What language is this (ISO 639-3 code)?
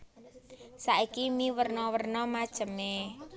jav